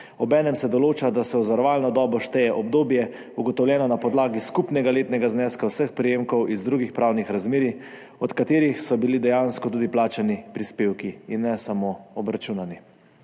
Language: Slovenian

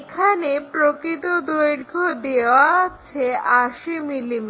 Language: Bangla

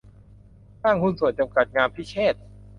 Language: Thai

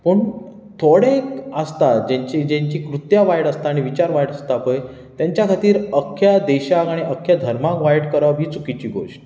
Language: Konkani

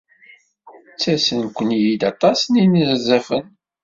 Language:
Kabyle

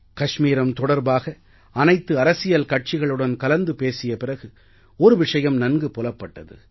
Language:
Tamil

